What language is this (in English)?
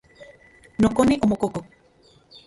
Central Puebla Nahuatl